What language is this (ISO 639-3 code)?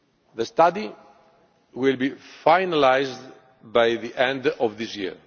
eng